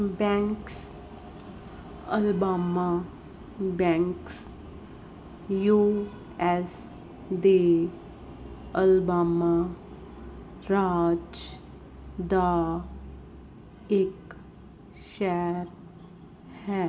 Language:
Punjabi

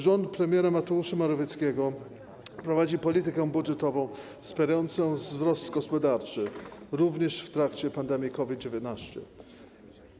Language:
Polish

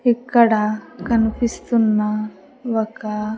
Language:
Telugu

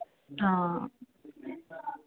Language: Punjabi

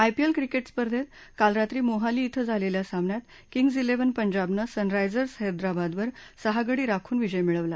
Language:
Marathi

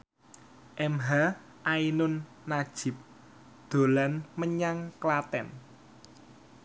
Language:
Javanese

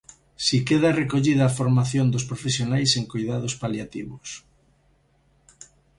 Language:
Galician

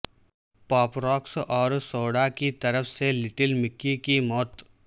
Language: Urdu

